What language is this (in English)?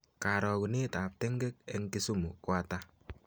Kalenjin